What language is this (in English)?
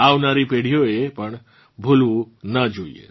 Gujarati